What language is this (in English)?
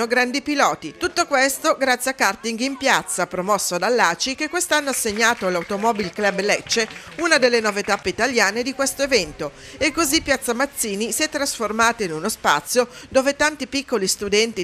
Italian